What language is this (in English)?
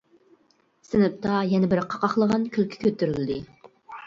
Uyghur